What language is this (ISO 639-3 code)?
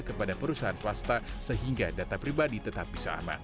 ind